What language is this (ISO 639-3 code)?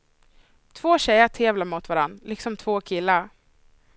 swe